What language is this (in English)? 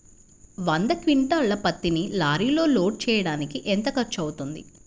Telugu